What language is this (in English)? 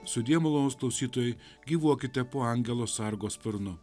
Lithuanian